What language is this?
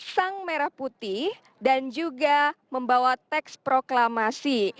Indonesian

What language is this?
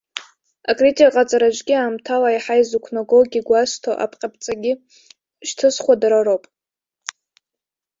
Abkhazian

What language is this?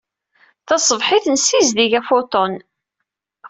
Kabyle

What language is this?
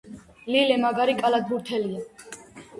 Georgian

